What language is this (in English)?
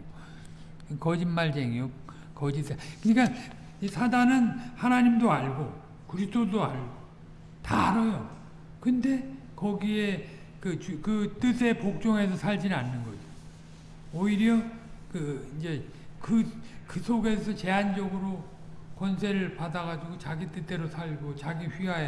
Korean